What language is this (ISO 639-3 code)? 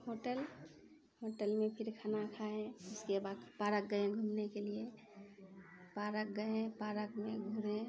mai